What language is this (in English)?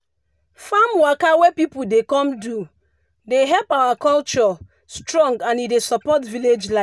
Nigerian Pidgin